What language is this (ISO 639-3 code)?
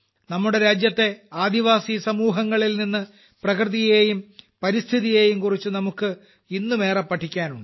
mal